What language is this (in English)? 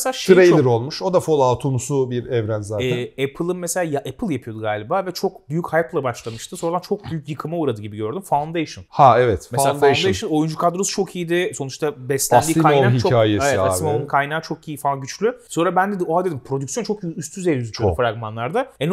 Turkish